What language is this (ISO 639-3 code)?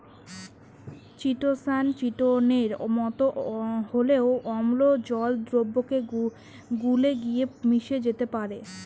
ben